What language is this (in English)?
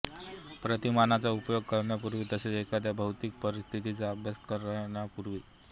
Marathi